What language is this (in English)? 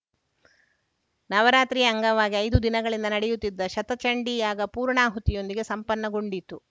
Kannada